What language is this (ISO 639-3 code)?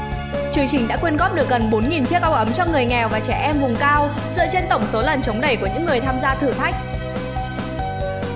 vie